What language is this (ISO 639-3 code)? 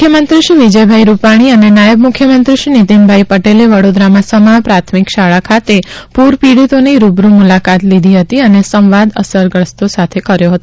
guj